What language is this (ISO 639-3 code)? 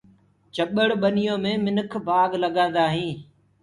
ggg